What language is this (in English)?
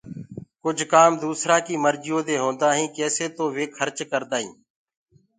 Gurgula